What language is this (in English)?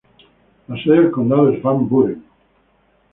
Spanish